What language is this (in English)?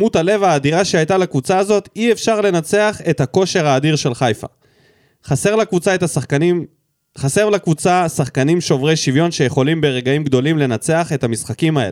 Hebrew